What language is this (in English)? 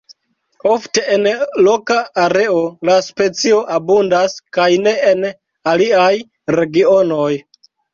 Esperanto